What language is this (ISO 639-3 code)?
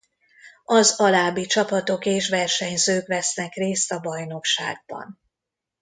hun